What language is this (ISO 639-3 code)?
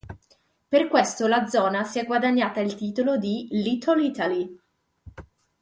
ita